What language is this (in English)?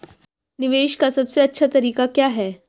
Hindi